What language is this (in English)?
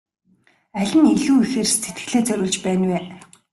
Mongolian